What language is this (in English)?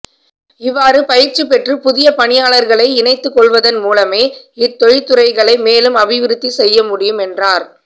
Tamil